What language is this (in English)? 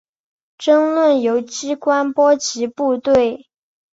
Chinese